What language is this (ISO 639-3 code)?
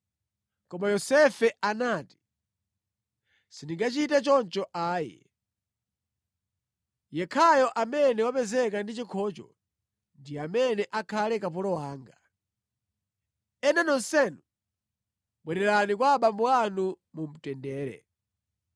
nya